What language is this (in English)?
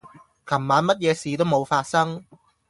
Cantonese